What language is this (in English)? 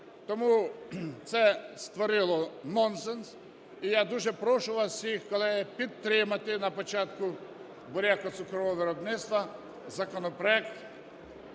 Ukrainian